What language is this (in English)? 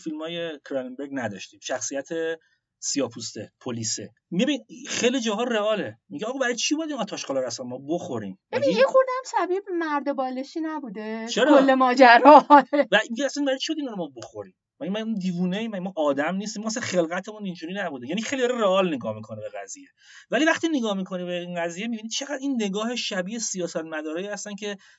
Persian